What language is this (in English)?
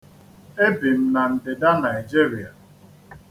Igbo